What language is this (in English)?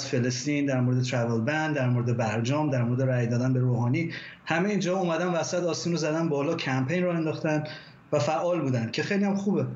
Persian